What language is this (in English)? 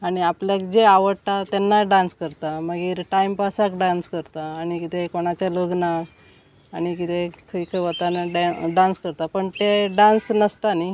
Konkani